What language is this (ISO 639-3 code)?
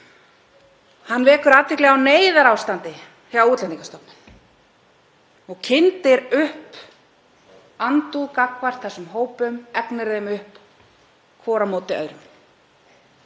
isl